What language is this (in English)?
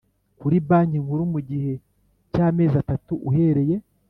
Kinyarwanda